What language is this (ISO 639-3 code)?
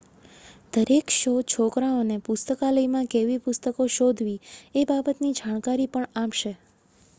guj